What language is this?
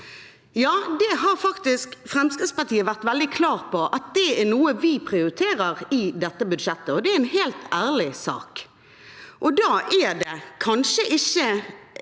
Norwegian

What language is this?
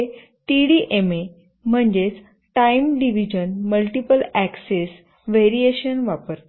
Marathi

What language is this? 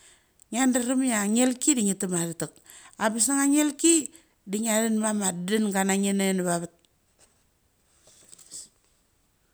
Mali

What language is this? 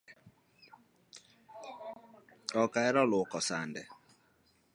Luo (Kenya and Tanzania)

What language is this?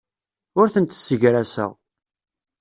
Kabyle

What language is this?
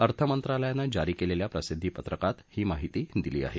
Marathi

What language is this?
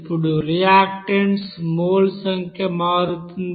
Telugu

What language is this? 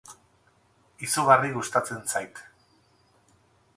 Basque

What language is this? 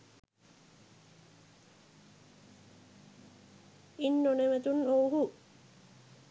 Sinhala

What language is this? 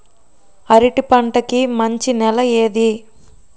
Telugu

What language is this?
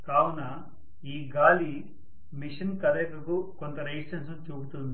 Telugu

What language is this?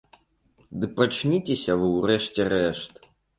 Belarusian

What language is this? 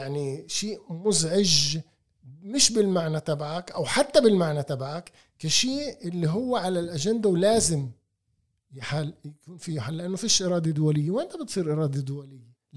Arabic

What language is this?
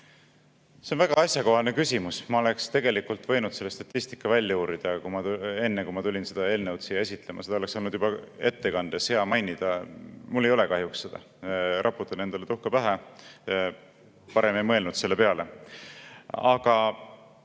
Estonian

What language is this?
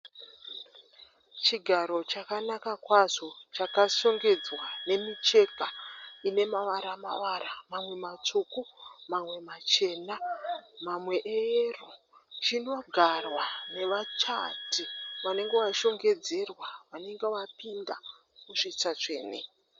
Shona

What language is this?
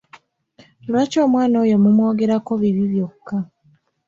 Ganda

